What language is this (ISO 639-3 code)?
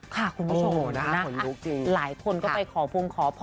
tha